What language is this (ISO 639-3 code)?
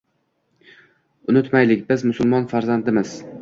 uzb